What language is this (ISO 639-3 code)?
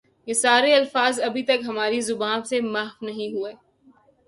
urd